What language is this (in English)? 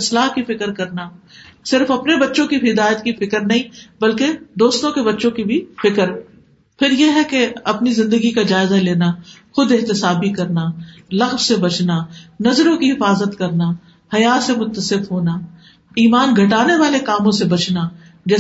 Urdu